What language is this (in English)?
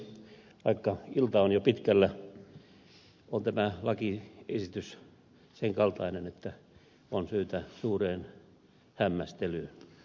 Finnish